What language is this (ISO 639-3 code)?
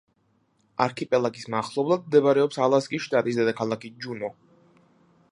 kat